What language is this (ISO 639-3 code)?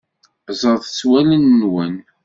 kab